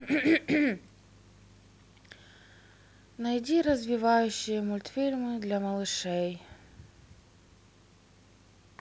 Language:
Russian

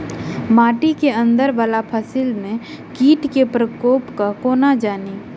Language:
Maithili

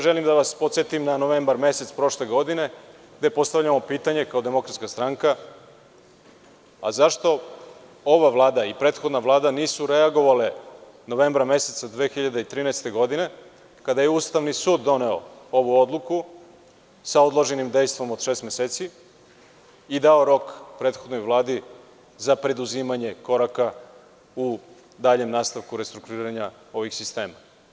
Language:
Serbian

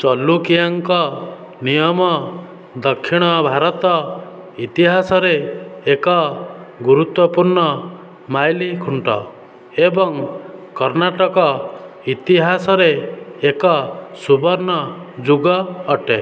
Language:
Odia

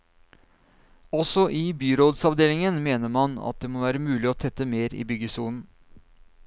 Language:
Norwegian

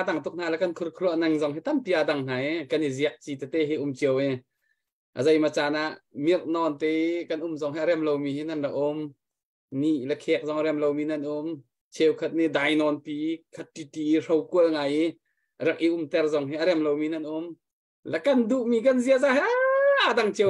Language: Thai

